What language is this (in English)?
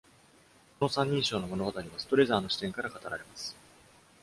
Japanese